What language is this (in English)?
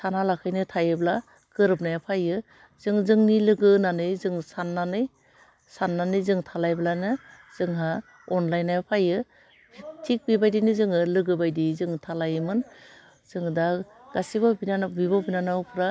Bodo